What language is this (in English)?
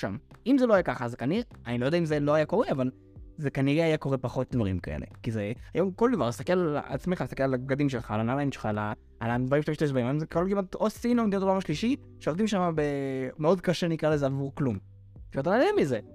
Hebrew